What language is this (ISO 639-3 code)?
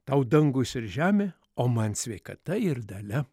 lit